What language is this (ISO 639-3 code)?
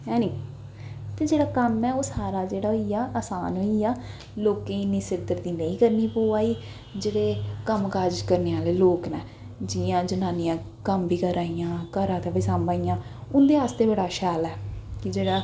doi